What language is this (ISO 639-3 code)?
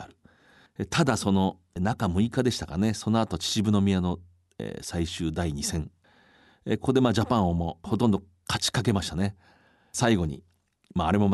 jpn